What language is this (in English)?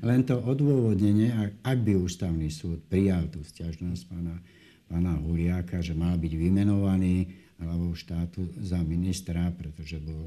Slovak